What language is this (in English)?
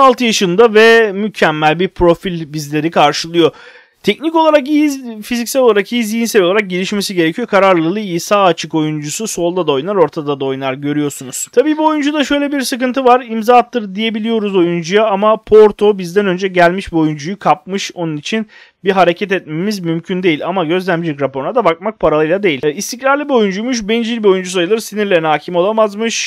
Turkish